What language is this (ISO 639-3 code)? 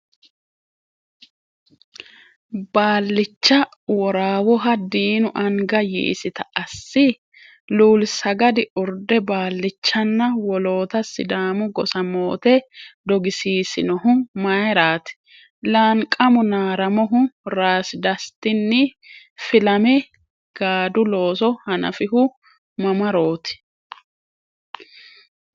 sid